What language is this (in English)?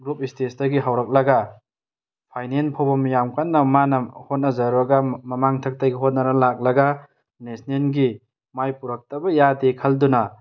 Manipuri